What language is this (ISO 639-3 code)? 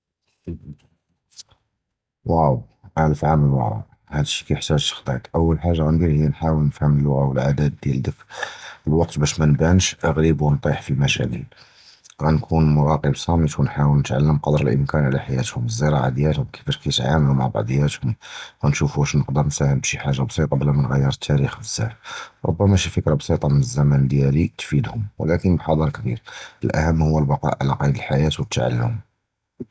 jrb